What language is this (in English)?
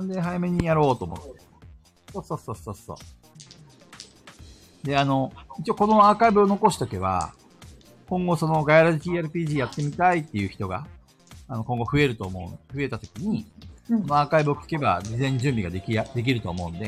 Japanese